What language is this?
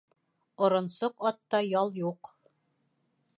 Bashkir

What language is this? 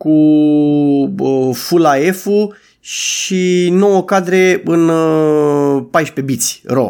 Romanian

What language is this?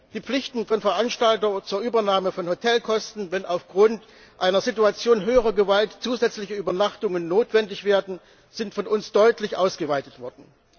German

